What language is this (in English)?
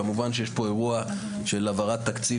Hebrew